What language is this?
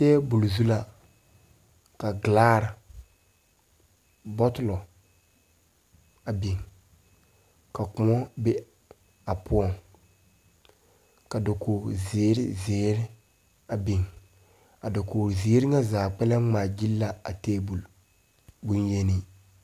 Southern Dagaare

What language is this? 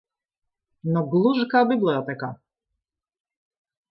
Latvian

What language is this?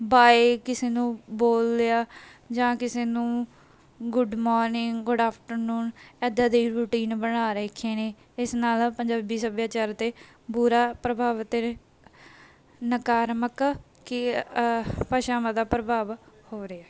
Punjabi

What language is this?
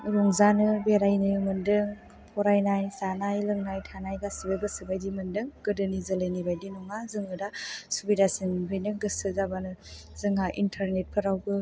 Bodo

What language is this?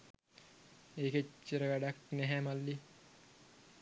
Sinhala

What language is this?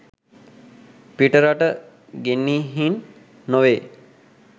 Sinhala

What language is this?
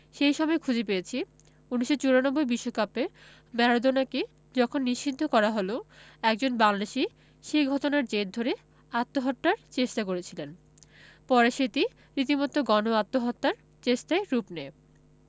Bangla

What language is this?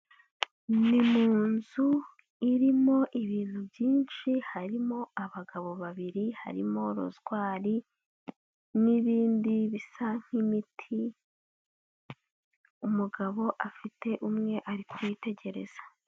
Kinyarwanda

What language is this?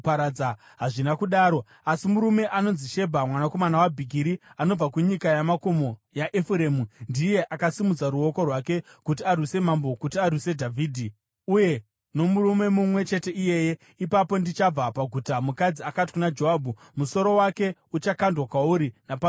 Shona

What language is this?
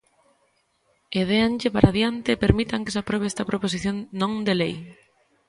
Galician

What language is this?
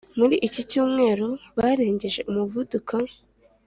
Kinyarwanda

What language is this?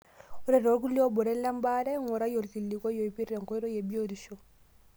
Masai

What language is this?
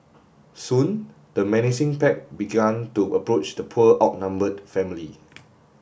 English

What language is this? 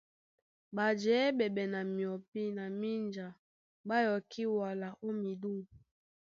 Duala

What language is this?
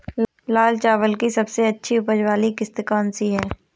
Hindi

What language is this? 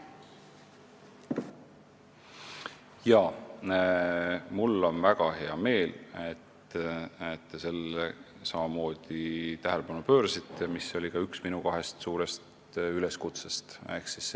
Estonian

